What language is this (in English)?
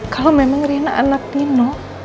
Indonesian